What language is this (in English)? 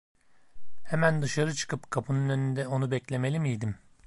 Turkish